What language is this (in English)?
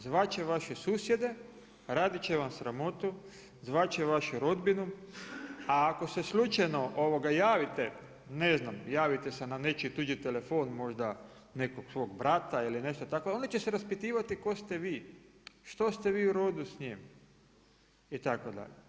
Croatian